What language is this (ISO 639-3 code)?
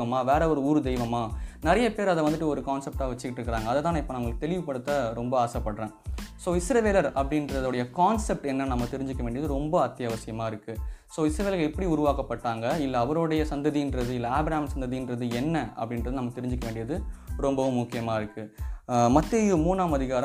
tam